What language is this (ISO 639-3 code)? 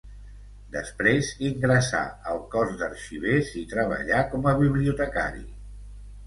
cat